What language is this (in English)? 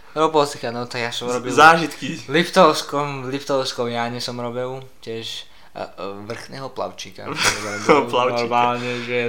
Slovak